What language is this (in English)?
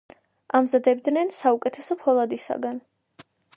Georgian